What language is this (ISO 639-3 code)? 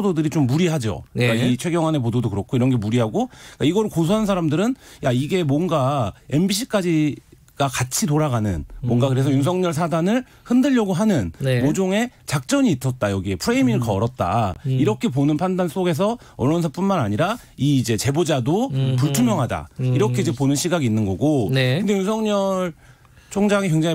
kor